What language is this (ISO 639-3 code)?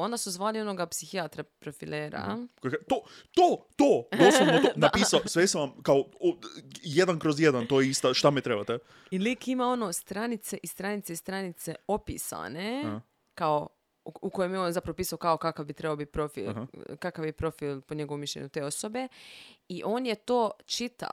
hrv